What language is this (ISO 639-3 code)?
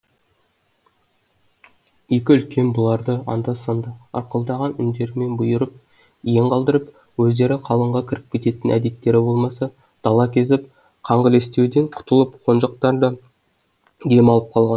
kaz